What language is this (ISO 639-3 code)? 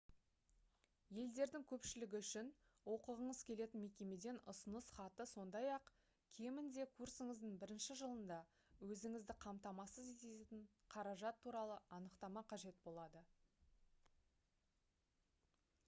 kaz